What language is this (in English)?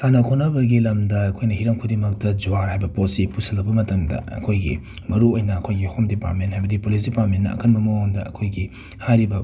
Manipuri